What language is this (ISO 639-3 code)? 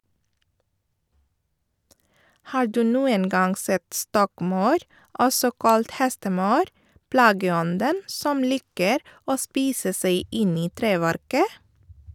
nor